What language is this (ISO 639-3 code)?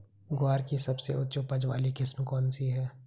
hin